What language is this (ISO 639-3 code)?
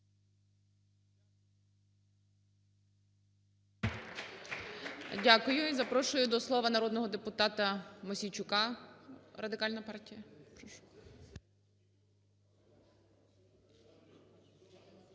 ukr